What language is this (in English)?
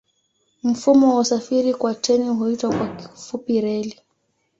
Swahili